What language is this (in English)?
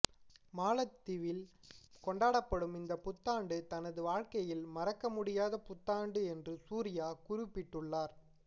Tamil